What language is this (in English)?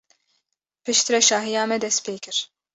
Kurdish